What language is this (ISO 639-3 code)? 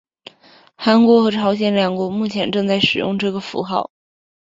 zho